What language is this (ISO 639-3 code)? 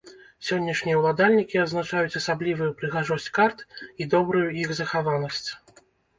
bel